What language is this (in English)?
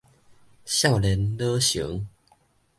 Min Nan Chinese